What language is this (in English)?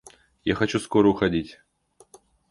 Russian